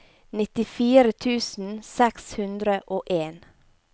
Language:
Norwegian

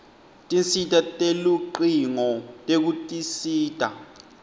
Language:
Swati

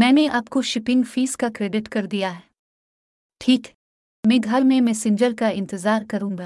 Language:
Urdu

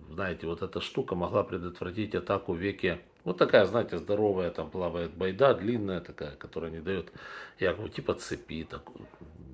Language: Russian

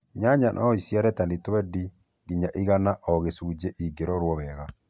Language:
Kikuyu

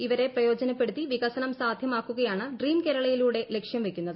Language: Malayalam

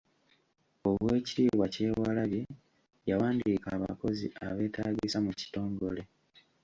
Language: Ganda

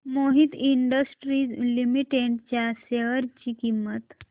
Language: Marathi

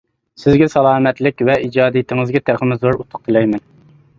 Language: Uyghur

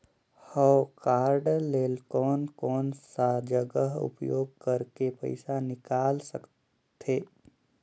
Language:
Chhattisgarhi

